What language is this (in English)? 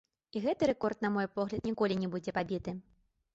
Belarusian